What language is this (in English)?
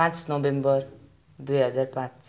Nepali